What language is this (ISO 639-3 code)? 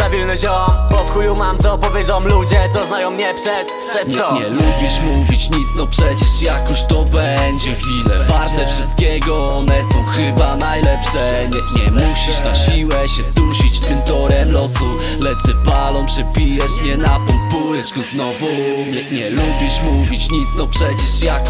pol